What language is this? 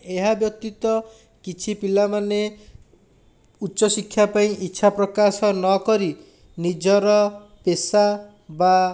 Odia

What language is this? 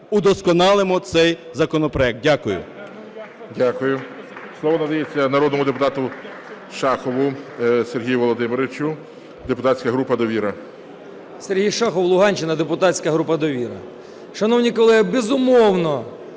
Ukrainian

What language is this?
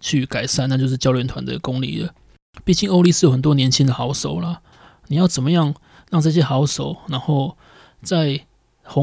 Chinese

